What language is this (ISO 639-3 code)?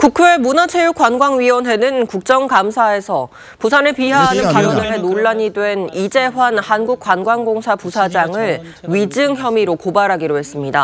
kor